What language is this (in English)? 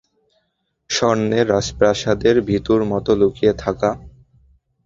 Bangla